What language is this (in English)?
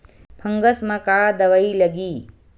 Chhattisgarhi